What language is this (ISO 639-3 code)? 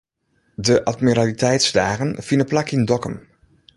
fry